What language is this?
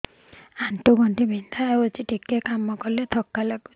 Odia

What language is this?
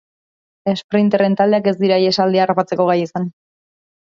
Basque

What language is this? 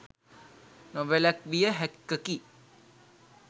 Sinhala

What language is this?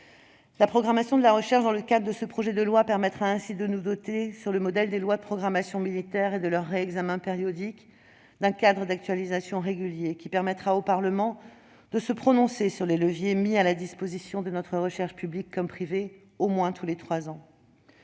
French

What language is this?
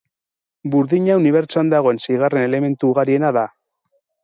Basque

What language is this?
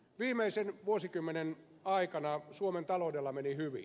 Finnish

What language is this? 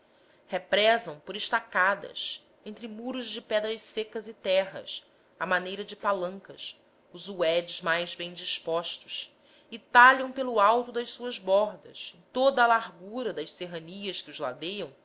Portuguese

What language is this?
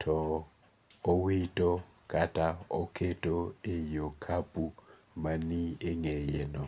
Luo (Kenya and Tanzania)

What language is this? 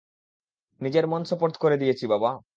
Bangla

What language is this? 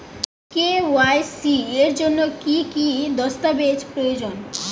Bangla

